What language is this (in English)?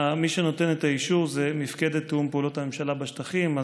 Hebrew